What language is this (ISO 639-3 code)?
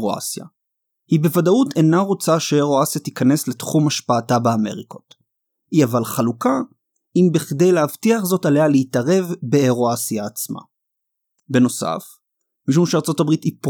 heb